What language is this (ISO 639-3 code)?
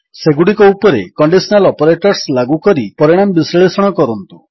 ori